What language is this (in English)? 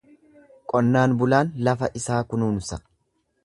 Oromo